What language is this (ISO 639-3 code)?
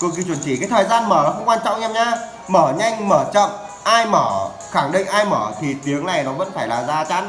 vie